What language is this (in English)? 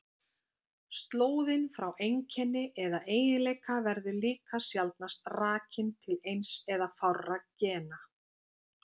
Icelandic